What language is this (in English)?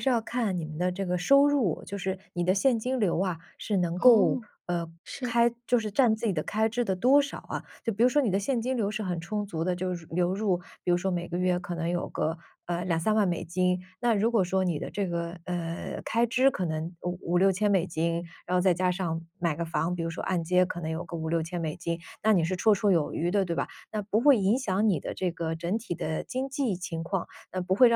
Chinese